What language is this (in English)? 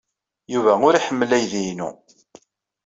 Kabyle